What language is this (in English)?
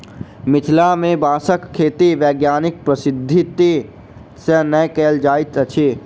Maithili